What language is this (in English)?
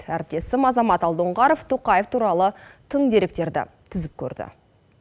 Kazakh